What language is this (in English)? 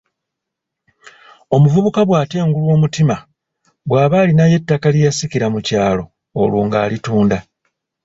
Ganda